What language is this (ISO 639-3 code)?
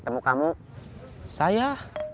ind